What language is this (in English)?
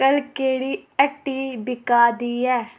Dogri